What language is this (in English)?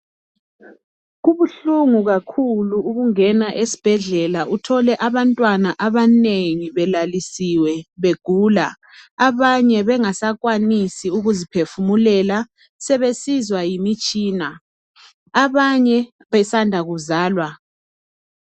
North Ndebele